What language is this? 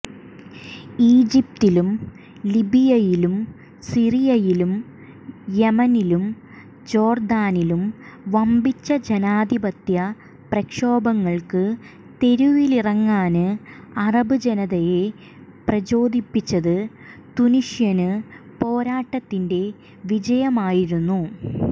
Malayalam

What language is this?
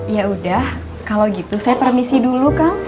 Indonesian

